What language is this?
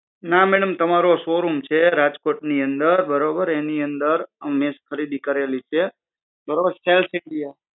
Gujarati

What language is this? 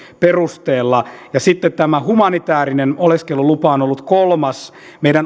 Finnish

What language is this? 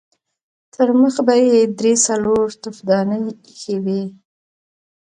Pashto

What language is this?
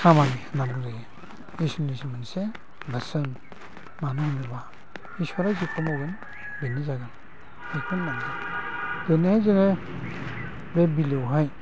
Bodo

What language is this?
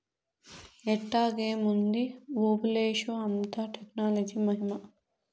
Telugu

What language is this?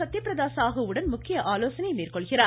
Tamil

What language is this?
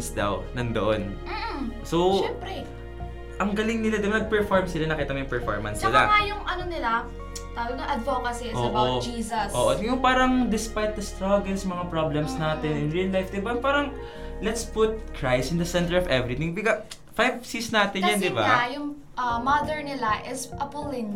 Filipino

